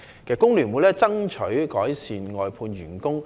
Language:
Cantonese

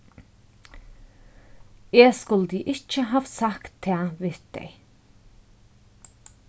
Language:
Faroese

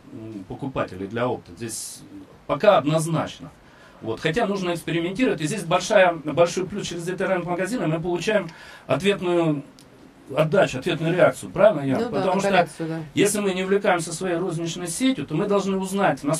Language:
Russian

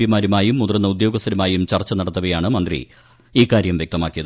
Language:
Malayalam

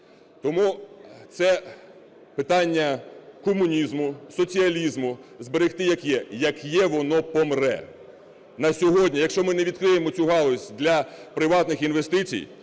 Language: Ukrainian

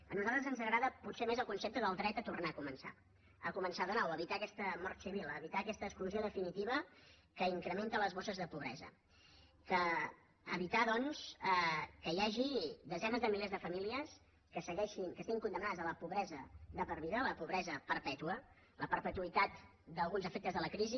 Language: Catalan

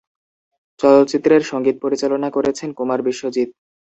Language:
Bangla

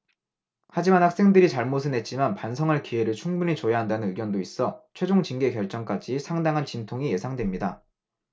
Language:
Korean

